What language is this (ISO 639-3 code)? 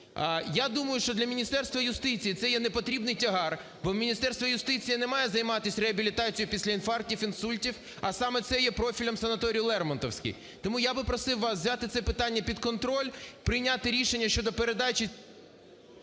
ukr